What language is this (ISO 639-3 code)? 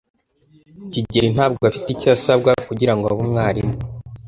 kin